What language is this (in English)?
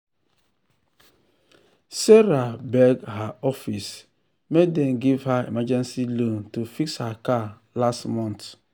Nigerian Pidgin